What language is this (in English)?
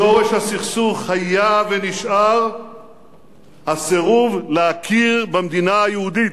Hebrew